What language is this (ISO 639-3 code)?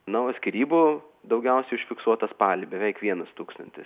lit